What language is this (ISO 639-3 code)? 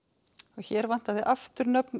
isl